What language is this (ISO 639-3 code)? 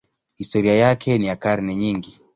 swa